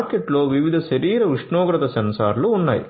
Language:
Telugu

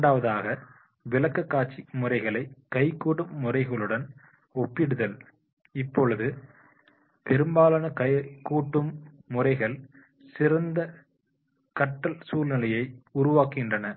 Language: Tamil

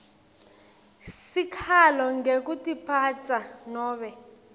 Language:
Swati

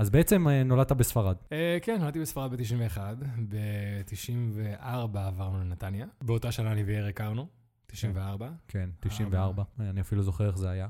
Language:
Hebrew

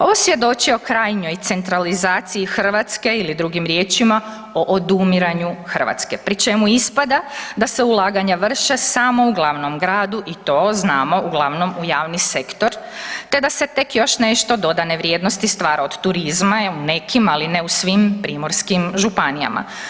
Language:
Croatian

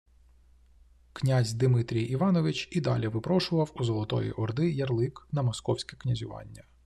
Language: Ukrainian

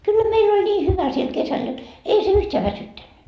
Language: Finnish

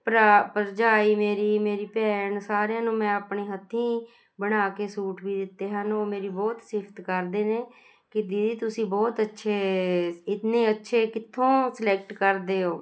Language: Punjabi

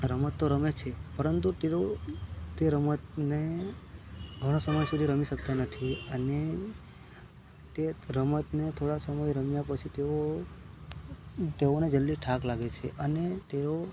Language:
Gujarati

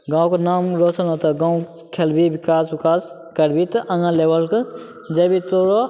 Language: Maithili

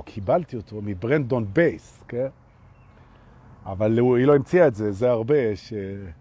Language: Hebrew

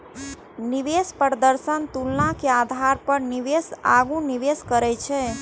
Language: Maithili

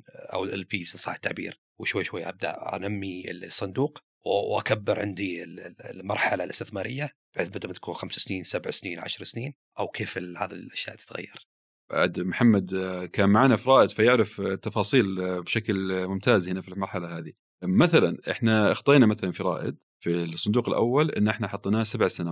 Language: Arabic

